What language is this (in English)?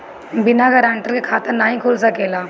Bhojpuri